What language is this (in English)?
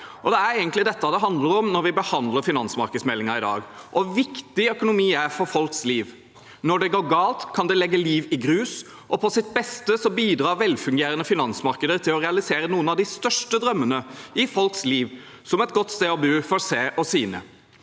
Norwegian